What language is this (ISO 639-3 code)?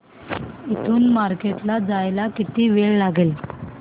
mar